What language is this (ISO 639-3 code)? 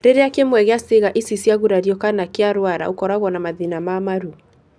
kik